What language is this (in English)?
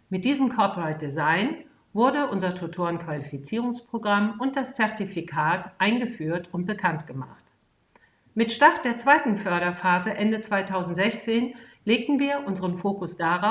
German